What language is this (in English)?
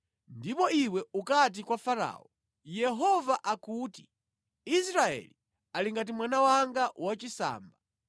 Nyanja